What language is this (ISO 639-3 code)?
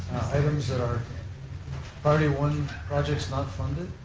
eng